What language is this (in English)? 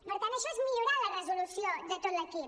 Catalan